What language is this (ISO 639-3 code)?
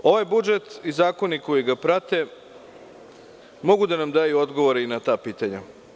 srp